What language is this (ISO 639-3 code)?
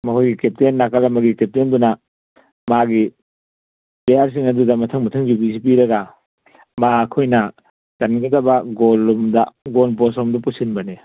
mni